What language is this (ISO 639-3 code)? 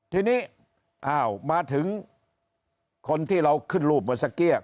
tha